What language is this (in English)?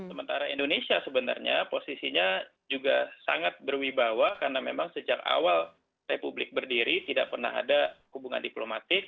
Indonesian